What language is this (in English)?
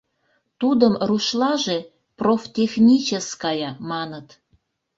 Mari